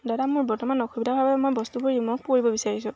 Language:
Assamese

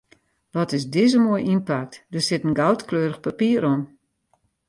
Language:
Western Frisian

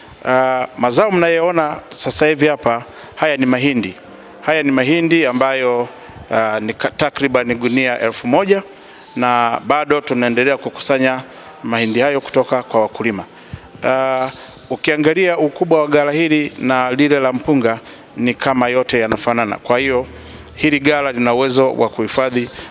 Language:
Swahili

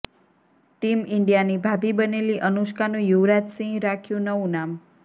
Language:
Gujarati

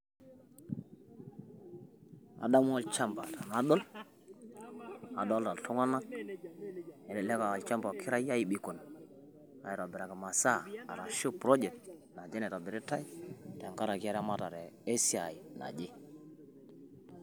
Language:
Masai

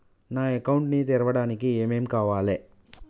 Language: Telugu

